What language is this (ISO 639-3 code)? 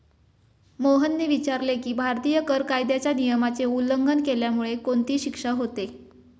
mar